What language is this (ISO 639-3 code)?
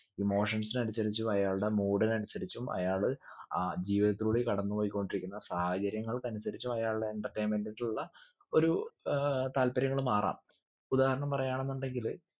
mal